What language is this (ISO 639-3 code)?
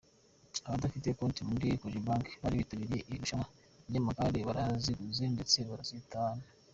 kin